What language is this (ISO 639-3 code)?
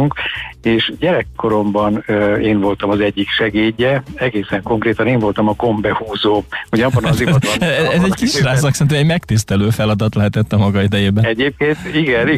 hun